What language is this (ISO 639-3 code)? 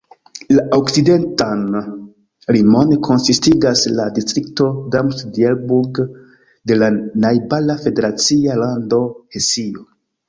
epo